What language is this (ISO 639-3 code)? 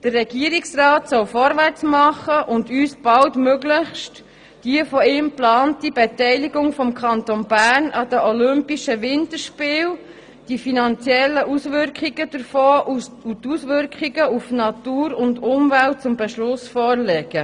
gsw